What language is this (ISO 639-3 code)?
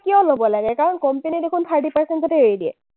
asm